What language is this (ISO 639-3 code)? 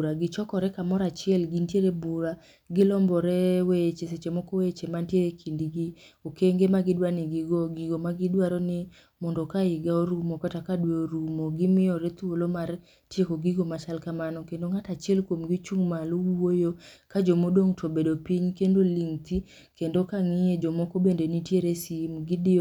luo